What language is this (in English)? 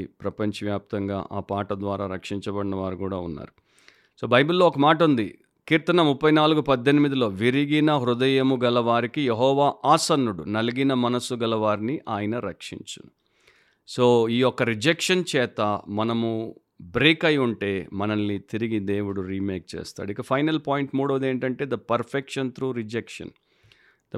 Telugu